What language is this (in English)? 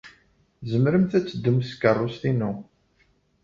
Kabyle